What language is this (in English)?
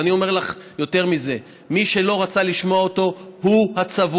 Hebrew